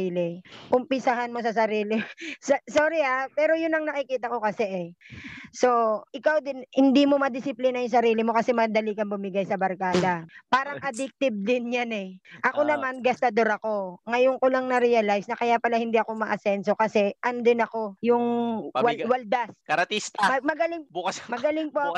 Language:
Filipino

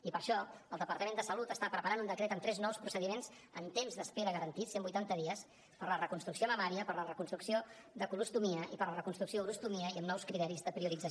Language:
Catalan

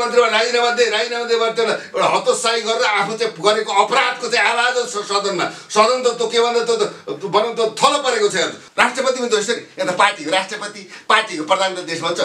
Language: Arabic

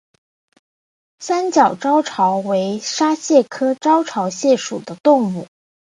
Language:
Chinese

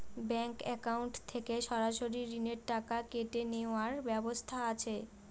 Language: Bangla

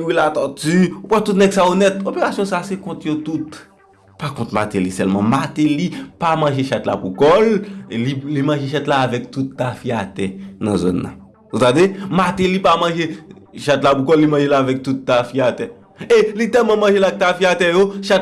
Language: French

